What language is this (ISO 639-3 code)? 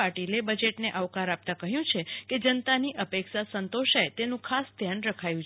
guj